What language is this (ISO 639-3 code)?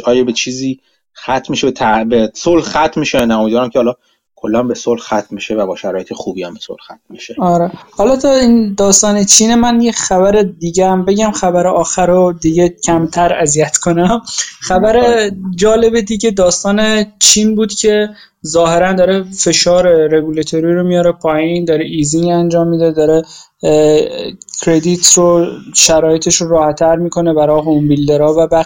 fas